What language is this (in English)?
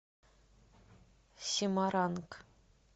Russian